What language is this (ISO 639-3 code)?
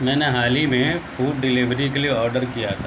urd